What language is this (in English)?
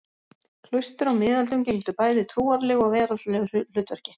Icelandic